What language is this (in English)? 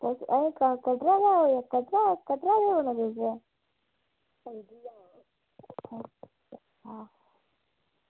Dogri